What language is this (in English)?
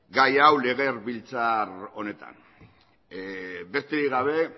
Basque